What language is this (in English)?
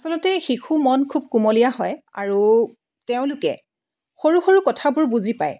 Assamese